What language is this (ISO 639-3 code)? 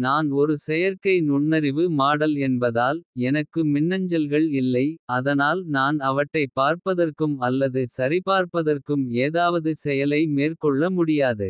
kfe